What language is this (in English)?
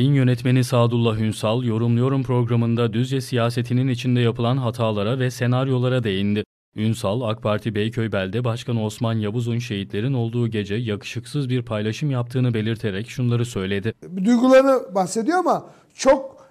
Turkish